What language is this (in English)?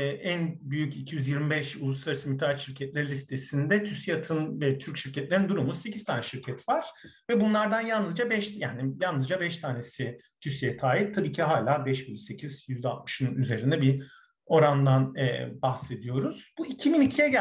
Turkish